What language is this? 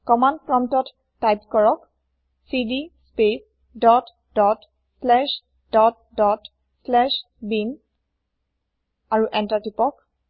Assamese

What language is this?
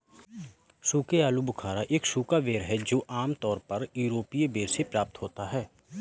Hindi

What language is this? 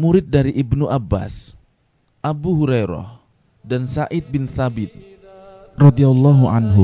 Indonesian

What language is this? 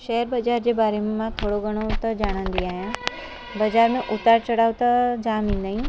Sindhi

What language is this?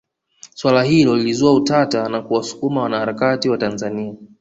Swahili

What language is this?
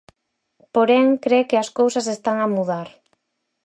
Galician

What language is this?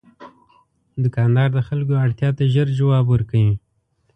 Pashto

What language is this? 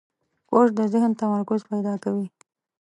Pashto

